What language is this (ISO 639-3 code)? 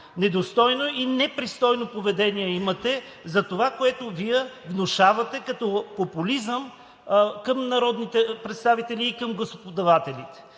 bul